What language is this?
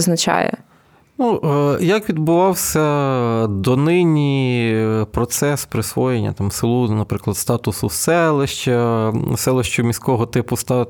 Ukrainian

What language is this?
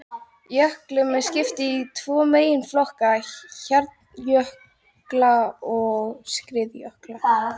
Icelandic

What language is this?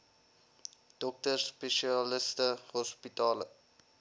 Afrikaans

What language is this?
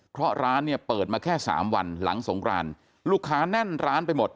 Thai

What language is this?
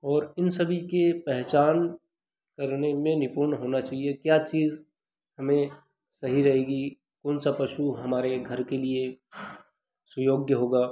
Hindi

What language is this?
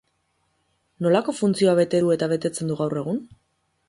Basque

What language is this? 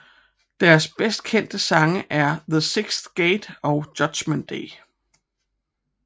Danish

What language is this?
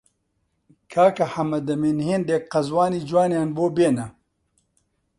Central Kurdish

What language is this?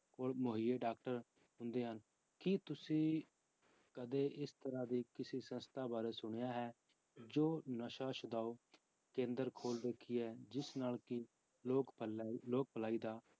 Punjabi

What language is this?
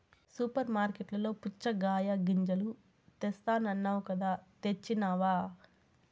Telugu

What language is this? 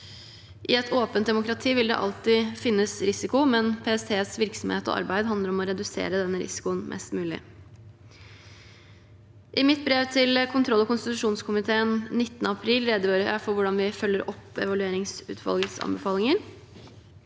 Norwegian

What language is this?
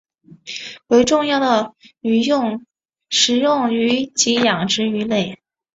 Chinese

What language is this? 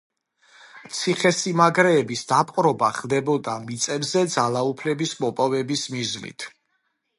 Georgian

